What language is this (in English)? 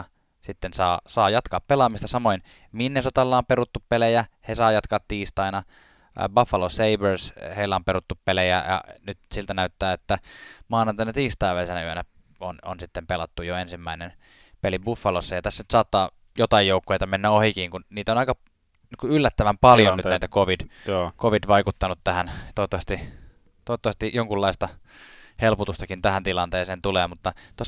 Finnish